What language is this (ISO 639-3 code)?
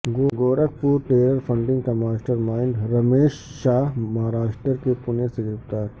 urd